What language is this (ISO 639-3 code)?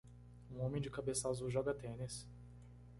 por